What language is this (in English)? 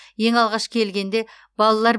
Kazakh